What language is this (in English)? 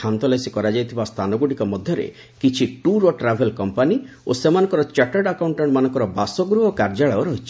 Odia